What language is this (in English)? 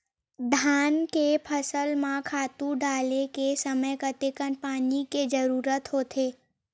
Chhattisgarhi